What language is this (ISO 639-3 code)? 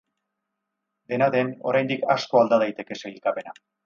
eus